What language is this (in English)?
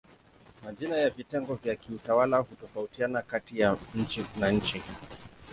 Swahili